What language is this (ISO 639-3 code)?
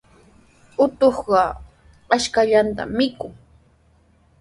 qws